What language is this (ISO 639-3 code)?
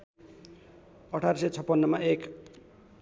nep